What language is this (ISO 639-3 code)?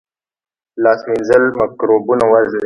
pus